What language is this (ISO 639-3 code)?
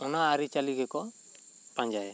sat